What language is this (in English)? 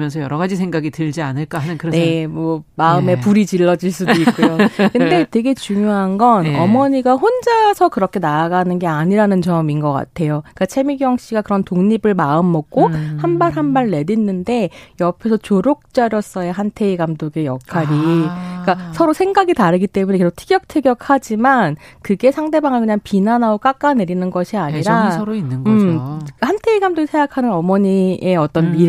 Korean